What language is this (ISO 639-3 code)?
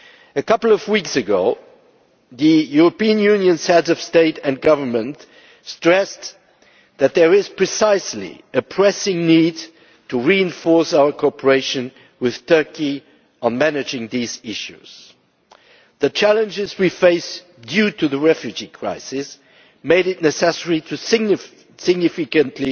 eng